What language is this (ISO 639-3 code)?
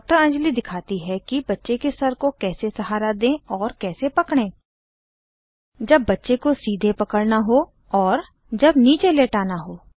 hin